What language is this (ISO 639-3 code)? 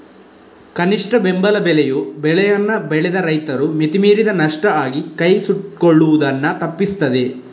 kan